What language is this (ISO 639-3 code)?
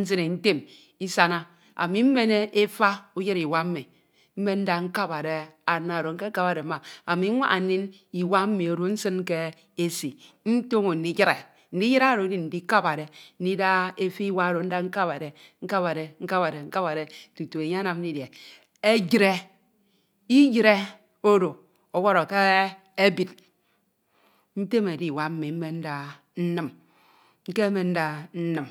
itw